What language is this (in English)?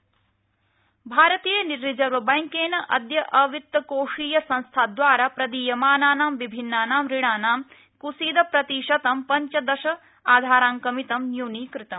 Sanskrit